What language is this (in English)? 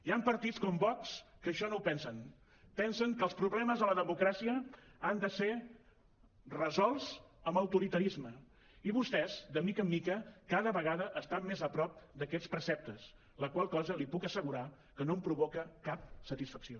Catalan